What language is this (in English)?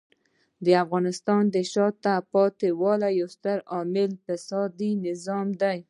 Pashto